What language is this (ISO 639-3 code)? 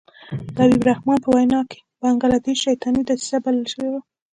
pus